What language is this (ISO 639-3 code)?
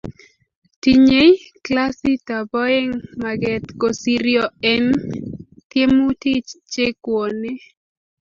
kln